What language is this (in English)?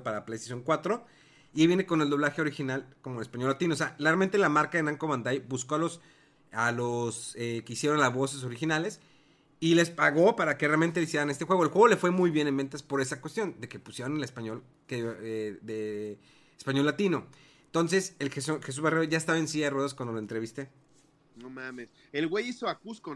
Spanish